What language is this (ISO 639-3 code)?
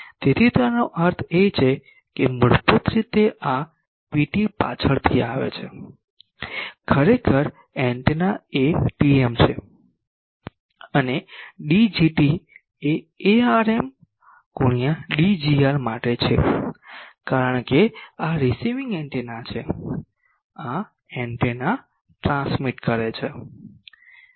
guj